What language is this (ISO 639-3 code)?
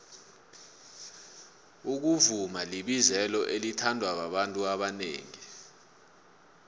nbl